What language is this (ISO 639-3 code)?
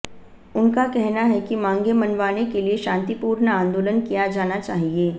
hin